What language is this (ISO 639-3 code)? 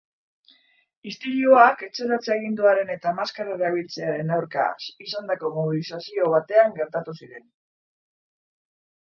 eus